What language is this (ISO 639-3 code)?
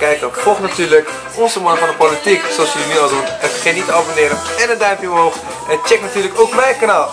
nld